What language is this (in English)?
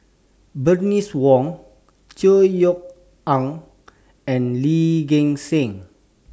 English